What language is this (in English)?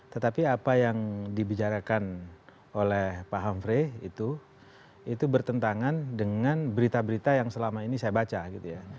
Indonesian